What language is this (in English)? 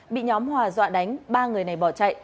Vietnamese